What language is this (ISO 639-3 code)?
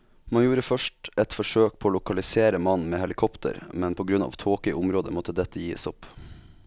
nor